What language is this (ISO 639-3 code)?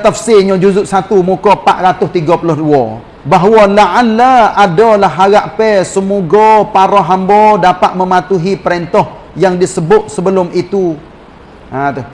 msa